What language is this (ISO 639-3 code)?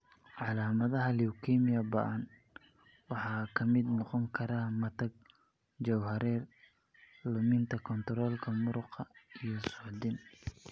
som